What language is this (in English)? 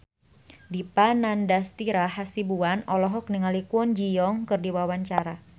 Sundanese